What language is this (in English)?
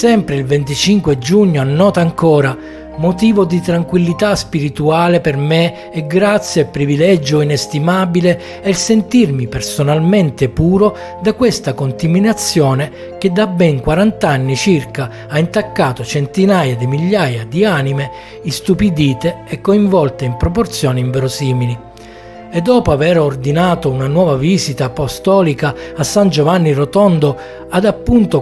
Italian